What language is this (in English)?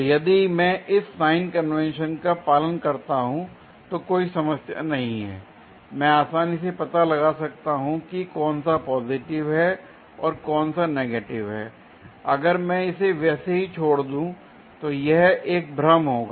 Hindi